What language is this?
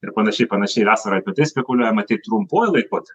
Lithuanian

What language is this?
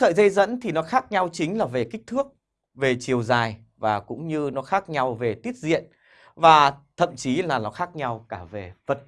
Vietnamese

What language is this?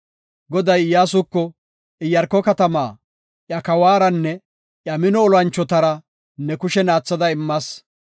Gofa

